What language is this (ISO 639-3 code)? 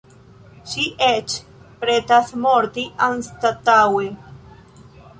epo